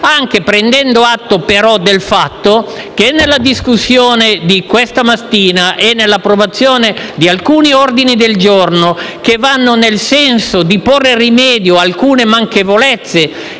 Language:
Italian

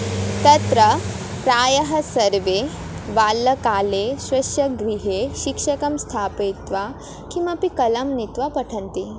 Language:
Sanskrit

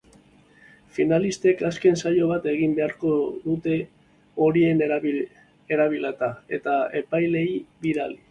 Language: Basque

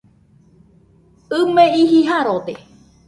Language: Nüpode Huitoto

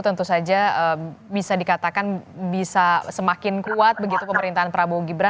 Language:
Indonesian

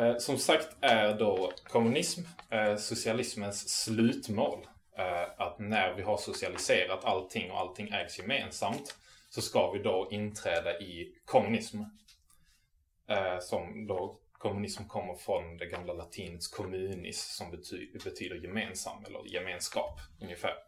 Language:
Swedish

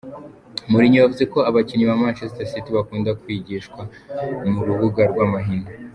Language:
Kinyarwanda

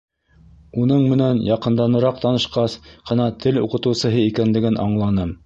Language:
Bashkir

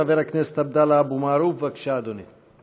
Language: Hebrew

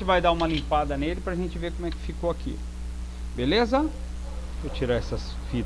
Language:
Portuguese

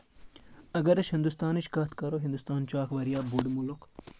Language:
Kashmiri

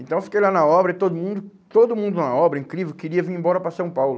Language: Portuguese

